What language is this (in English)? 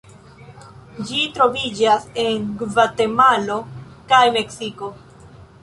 Esperanto